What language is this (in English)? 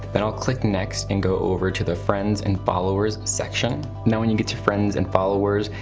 English